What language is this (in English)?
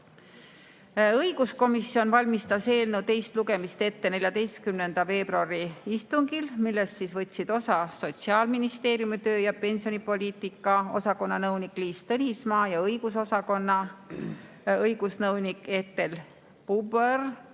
Estonian